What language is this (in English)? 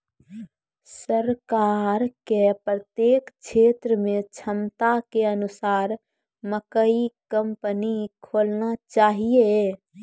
Maithili